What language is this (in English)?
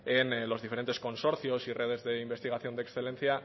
Spanish